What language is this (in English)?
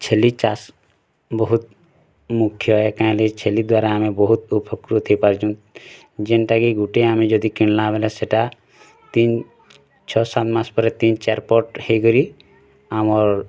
Odia